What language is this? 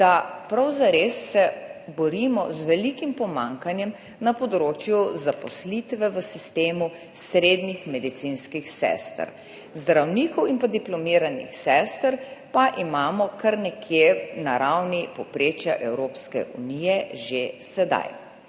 Slovenian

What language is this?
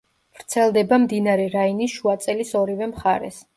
Georgian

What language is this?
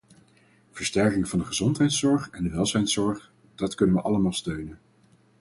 Dutch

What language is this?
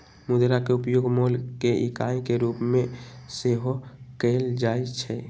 Magahi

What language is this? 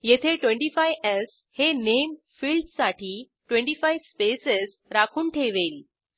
Marathi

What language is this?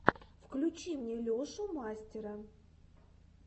Russian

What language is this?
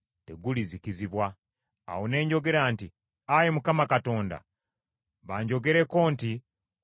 Ganda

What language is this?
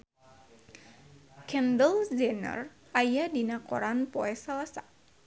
Sundanese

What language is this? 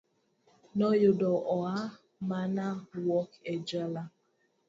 Luo (Kenya and Tanzania)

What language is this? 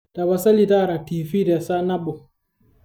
Masai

